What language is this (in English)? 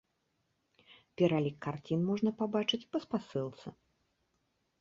Belarusian